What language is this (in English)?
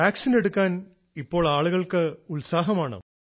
Malayalam